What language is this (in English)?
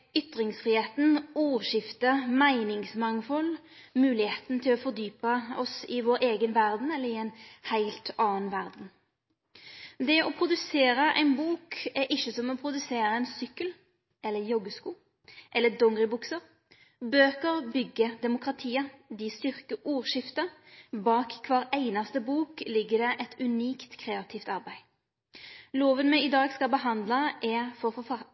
Norwegian Nynorsk